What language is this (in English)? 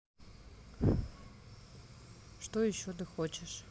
Russian